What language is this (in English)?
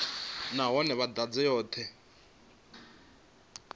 Venda